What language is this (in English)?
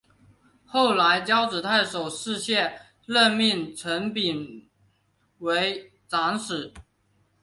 Chinese